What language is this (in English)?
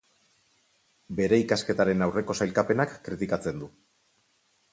Basque